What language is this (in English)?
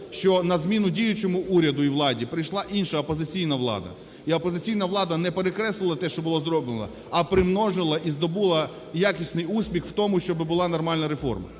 Ukrainian